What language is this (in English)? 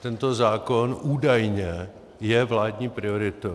Czech